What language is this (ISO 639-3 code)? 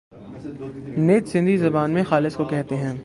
urd